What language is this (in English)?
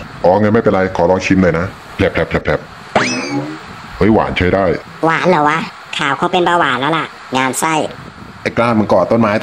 Thai